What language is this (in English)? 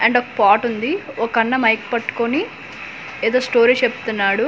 Telugu